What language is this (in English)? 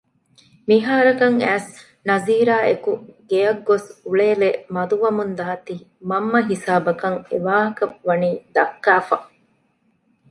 Divehi